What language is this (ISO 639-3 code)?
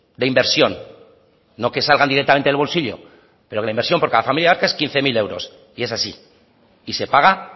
spa